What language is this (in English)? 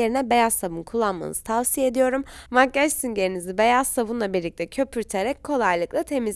Turkish